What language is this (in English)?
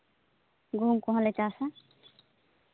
Santali